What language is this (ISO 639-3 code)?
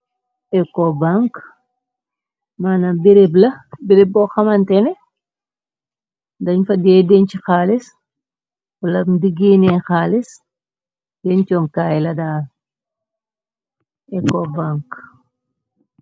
wol